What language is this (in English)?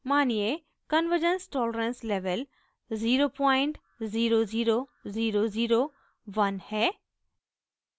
Hindi